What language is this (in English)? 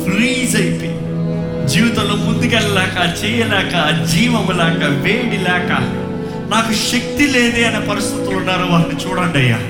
Telugu